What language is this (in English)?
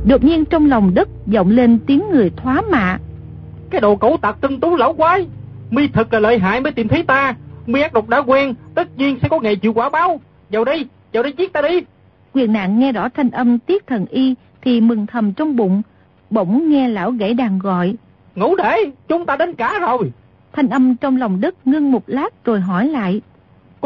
Vietnamese